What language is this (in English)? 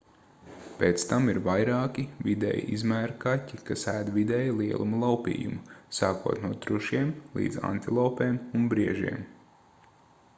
Latvian